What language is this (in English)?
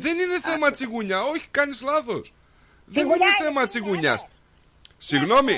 Greek